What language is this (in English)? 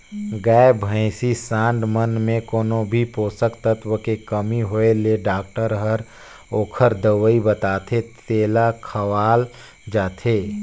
Chhattisgarhi